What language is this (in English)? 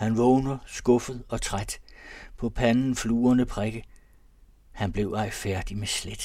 Danish